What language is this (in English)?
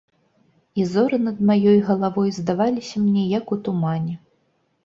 Belarusian